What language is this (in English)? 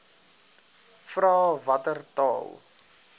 Afrikaans